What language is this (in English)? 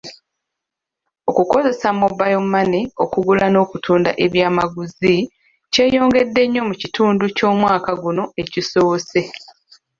Ganda